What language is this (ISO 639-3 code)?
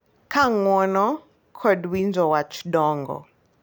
luo